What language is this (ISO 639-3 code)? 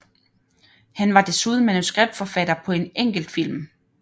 dan